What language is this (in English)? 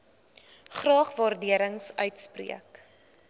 Afrikaans